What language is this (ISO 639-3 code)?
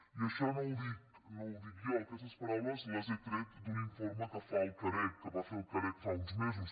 cat